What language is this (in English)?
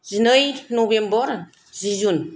Bodo